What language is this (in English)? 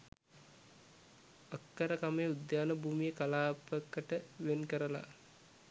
Sinhala